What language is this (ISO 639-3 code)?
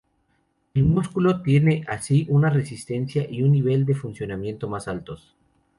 spa